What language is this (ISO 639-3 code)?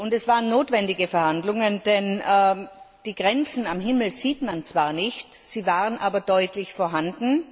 deu